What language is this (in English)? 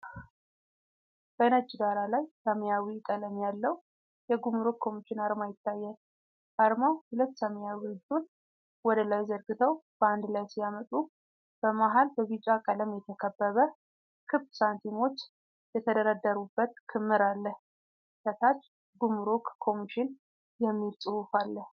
Amharic